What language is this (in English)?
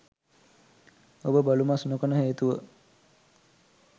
Sinhala